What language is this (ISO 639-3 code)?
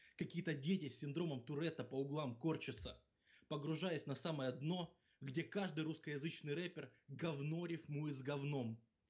rus